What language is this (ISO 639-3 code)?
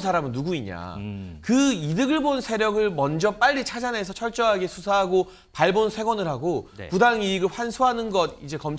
kor